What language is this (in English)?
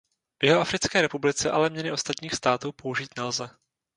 Czech